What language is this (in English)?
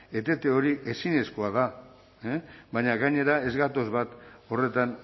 Basque